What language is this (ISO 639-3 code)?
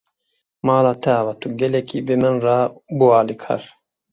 kur